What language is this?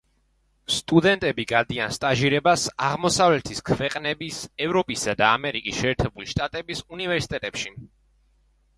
Georgian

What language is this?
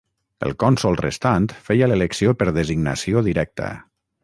Catalan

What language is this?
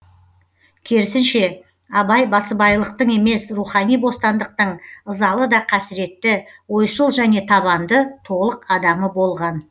Kazakh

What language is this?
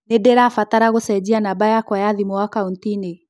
Kikuyu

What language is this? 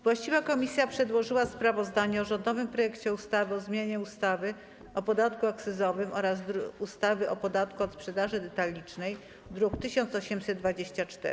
Polish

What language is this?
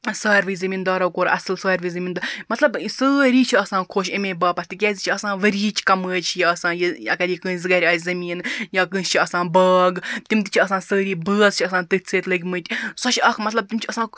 Kashmiri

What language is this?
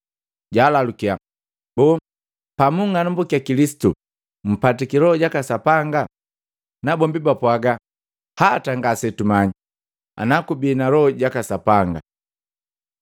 Matengo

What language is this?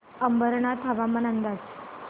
Marathi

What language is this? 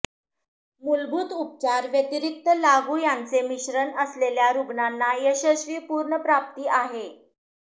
Marathi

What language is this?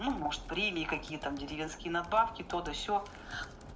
Russian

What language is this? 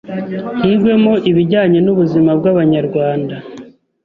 Kinyarwanda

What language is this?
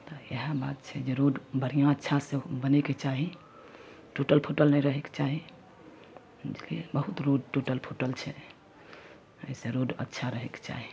Maithili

